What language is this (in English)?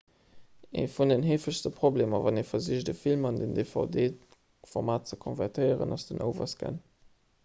Luxembourgish